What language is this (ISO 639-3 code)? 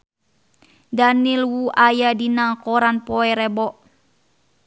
sun